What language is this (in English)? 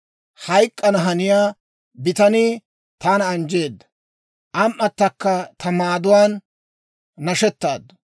Dawro